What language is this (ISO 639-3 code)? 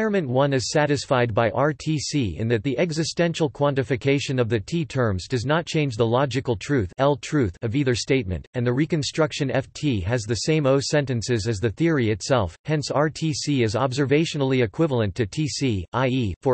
eng